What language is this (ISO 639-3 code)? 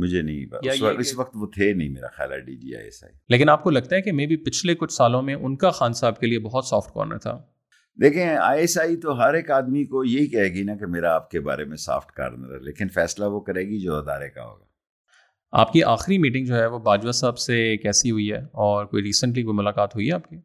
urd